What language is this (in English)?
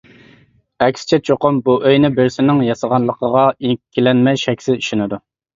Uyghur